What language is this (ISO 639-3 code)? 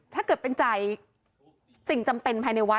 tha